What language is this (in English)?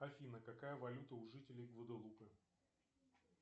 Russian